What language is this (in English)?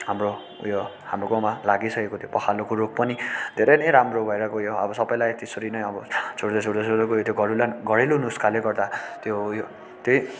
Nepali